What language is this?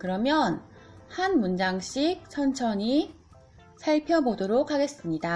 Korean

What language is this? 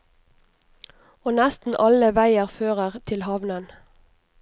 Norwegian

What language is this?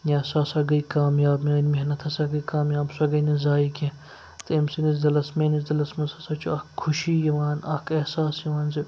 Kashmiri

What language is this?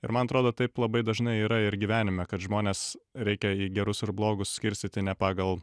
Lithuanian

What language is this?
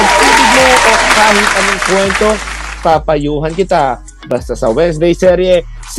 Filipino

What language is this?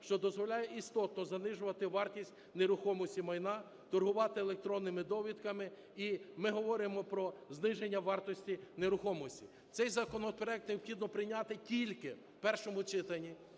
Ukrainian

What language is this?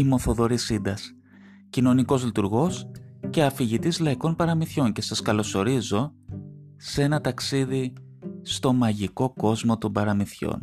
Greek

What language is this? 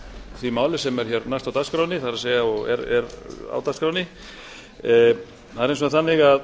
Icelandic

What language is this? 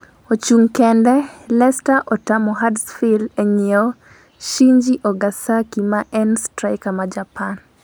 Luo (Kenya and Tanzania)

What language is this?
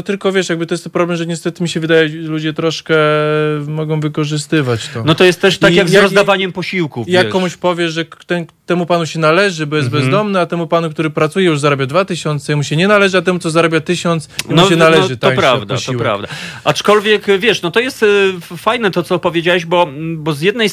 Polish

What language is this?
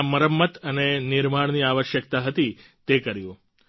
Gujarati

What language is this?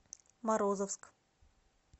Russian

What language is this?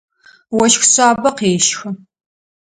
Adyghe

